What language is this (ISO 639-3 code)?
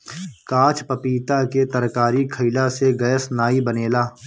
bho